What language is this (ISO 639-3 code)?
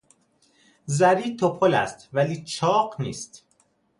fas